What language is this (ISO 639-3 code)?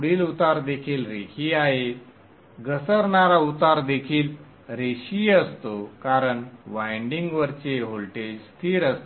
mar